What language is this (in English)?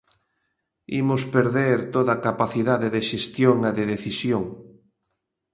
Galician